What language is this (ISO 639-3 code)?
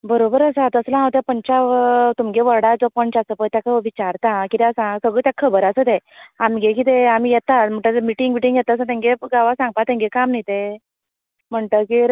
kok